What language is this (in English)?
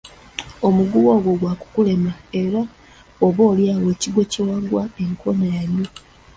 Ganda